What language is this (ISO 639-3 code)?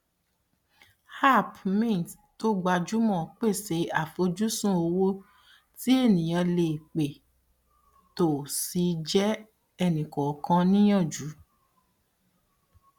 yor